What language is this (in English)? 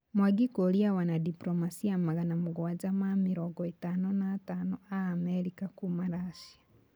Kikuyu